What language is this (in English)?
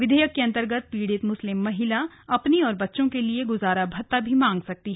Hindi